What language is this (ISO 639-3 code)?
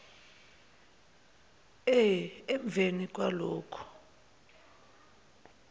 zul